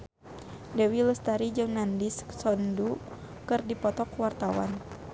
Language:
Sundanese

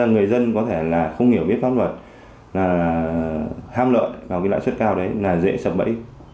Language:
Vietnamese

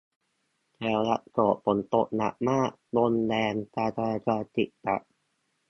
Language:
Thai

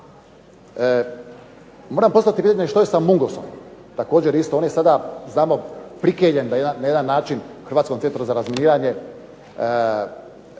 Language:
Croatian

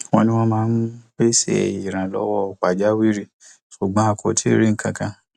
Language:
Yoruba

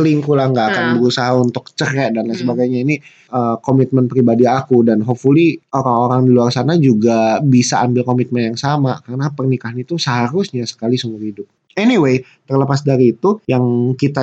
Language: Indonesian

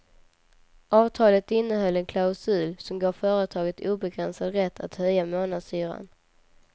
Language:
Swedish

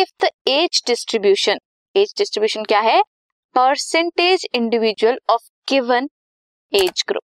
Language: Hindi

